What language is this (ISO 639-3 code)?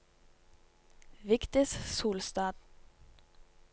nor